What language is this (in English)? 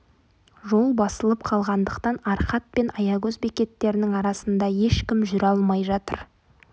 Kazakh